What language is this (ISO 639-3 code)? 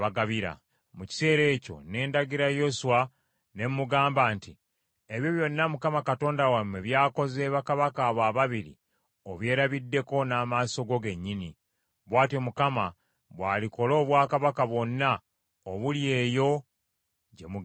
lug